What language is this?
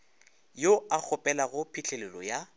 Northern Sotho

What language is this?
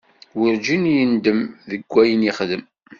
Kabyle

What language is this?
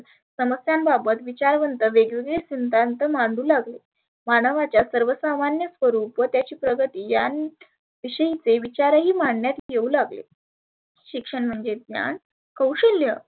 Marathi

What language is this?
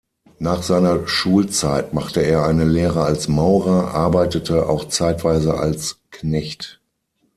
German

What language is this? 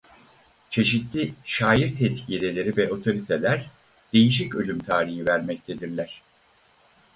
Turkish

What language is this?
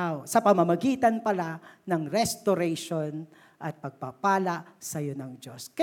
Filipino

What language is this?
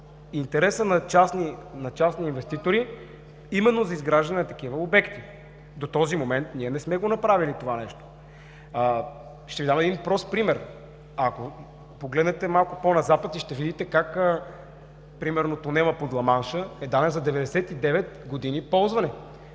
Bulgarian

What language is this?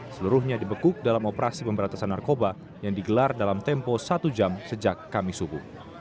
Indonesian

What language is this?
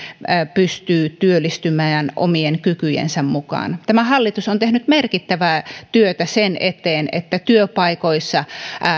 Finnish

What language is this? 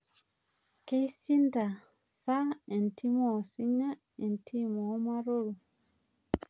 Masai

